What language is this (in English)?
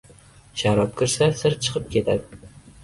Uzbek